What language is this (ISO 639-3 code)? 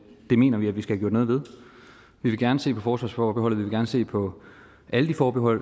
dan